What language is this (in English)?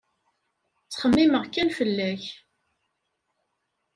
Kabyle